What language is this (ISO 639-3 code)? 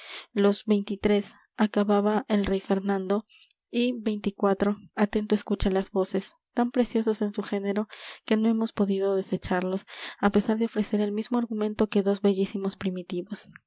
spa